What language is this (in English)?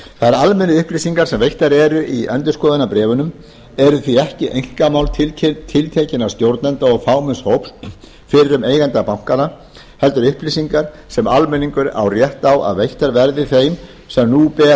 Icelandic